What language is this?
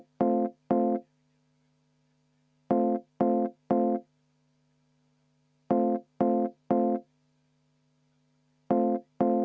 Estonian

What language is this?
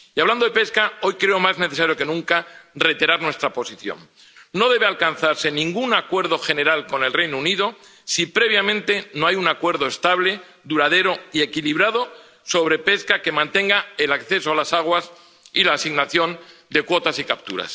Spanish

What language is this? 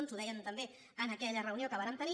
Catalan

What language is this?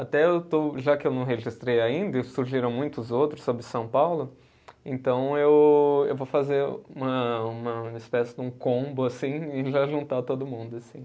Portuguese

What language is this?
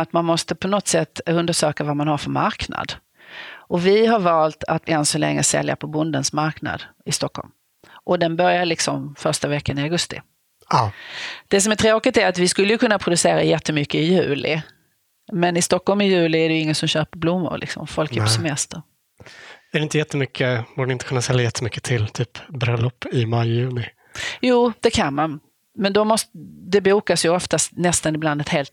Swedish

